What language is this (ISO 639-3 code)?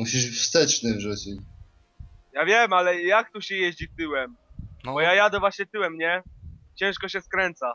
pol